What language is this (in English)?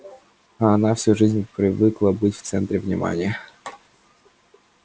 Russian